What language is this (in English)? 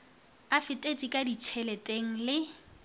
Northern Sotho